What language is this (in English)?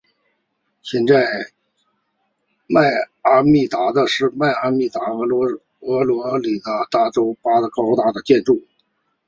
Chinese